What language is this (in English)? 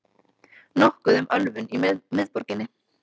Icelandic